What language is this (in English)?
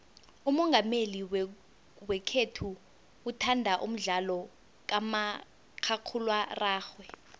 South Ndebele